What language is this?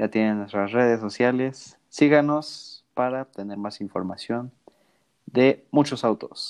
Spanish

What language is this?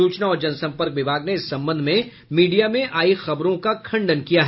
Hindi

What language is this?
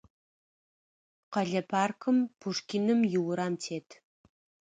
Adyghe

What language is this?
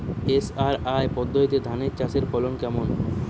Bangla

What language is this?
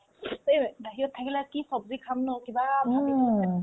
Assamese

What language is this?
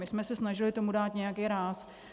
Czech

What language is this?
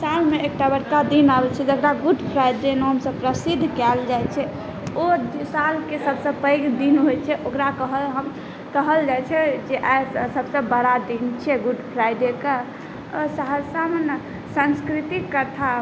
Maithili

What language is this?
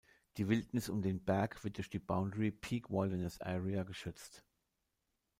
German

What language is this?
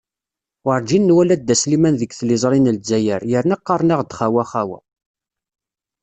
Kabyle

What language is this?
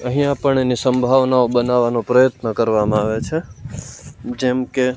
Gujarati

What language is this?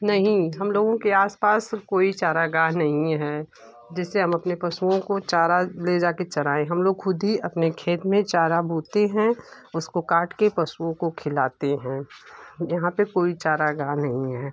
Hindi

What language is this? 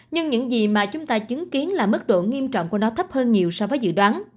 Vietnamese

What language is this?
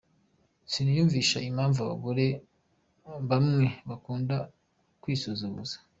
Kinyarwanda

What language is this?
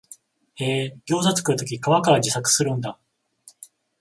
Japanese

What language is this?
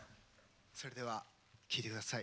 Japanese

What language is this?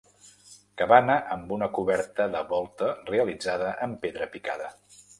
Catalan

